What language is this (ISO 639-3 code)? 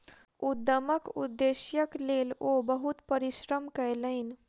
mai